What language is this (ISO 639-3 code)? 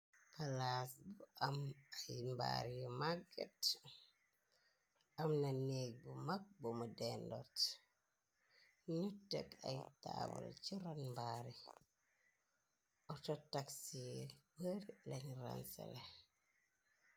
wol